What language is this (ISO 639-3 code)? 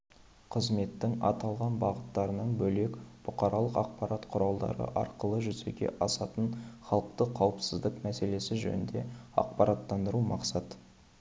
kaz